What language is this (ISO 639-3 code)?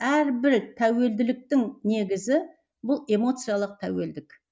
kaz